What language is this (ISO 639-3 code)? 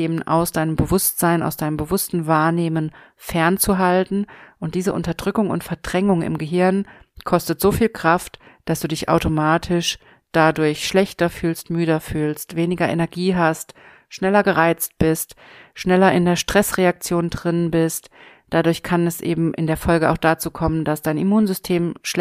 deu